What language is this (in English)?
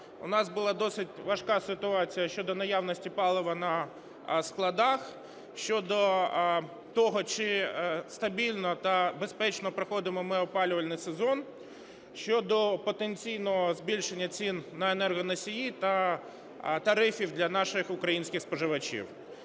Ukrainian